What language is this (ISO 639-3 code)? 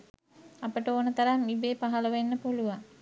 sin